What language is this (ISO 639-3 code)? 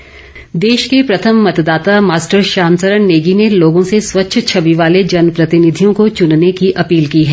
hin